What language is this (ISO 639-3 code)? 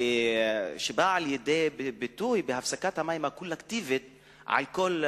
heb